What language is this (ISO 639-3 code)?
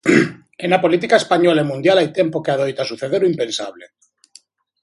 glg